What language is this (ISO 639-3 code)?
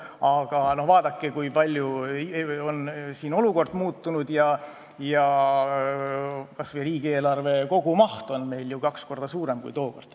est